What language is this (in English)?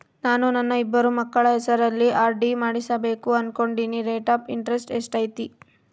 Kannada